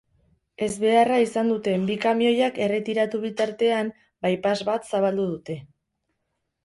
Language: Basque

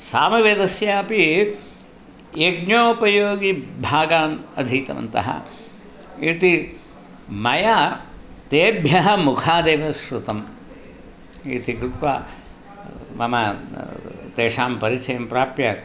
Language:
Sanskrit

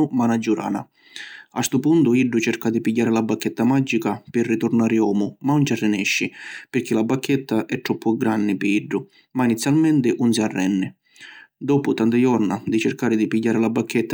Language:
Sicilian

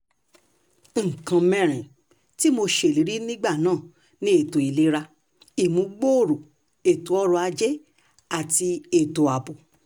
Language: Yoruba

